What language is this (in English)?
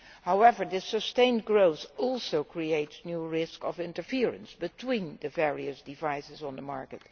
English